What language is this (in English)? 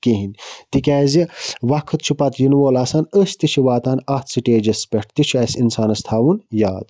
Kashmiri